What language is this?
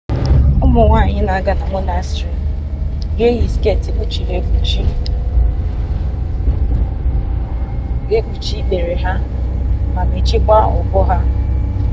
Igbo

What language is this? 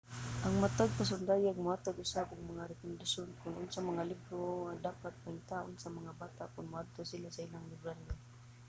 Cebuano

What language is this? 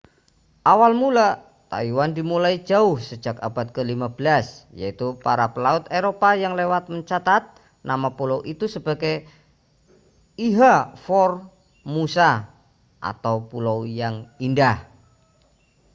Indonesian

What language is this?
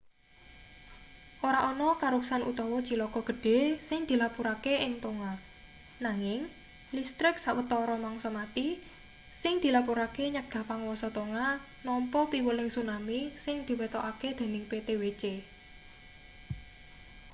Javanese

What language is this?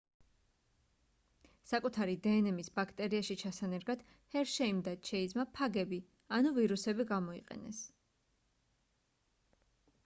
Georgian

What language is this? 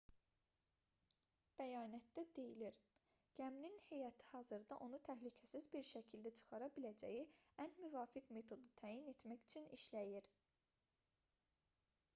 Azerbaijani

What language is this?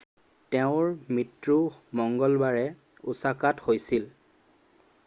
Assamese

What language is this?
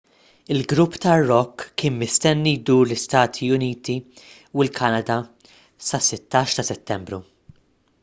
Maltese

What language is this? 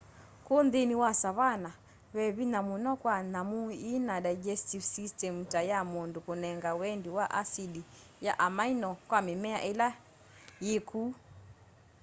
Kamba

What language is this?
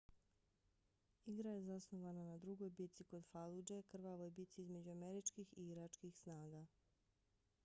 Bosnian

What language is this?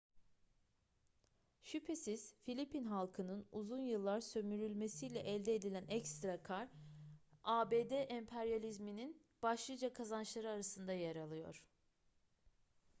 Turkish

